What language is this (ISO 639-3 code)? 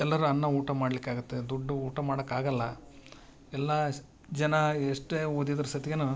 kan